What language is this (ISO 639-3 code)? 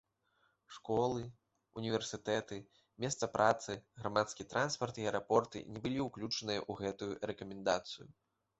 bel